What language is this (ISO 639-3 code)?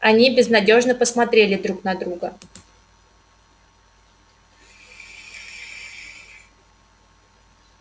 rus